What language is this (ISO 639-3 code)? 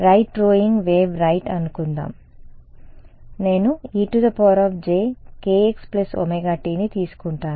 tel